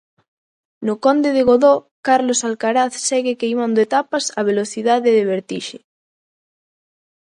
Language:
Galician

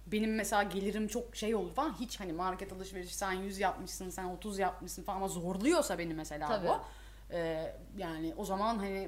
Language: Turkish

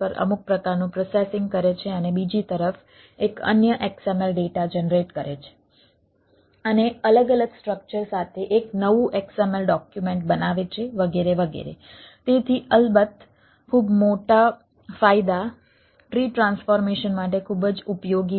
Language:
Gujarati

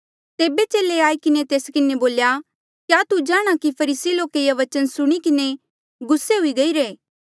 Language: Mandeali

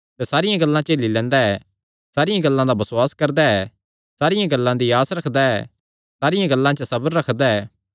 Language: Kangri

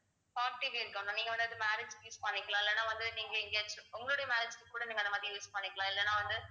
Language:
Tamil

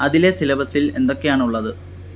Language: Malayalam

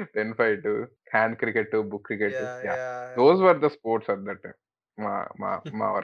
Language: Telugu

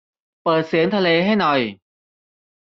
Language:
Thai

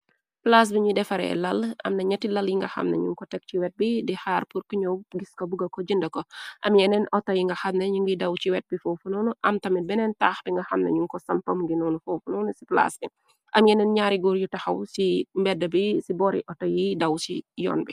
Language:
Wolof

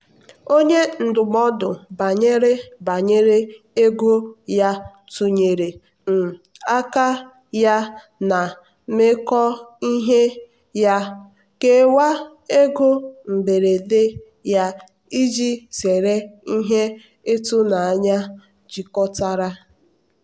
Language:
Igbo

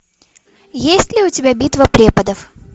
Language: Russian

